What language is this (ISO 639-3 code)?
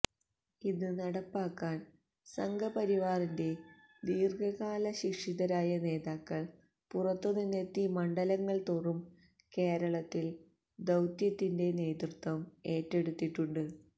mal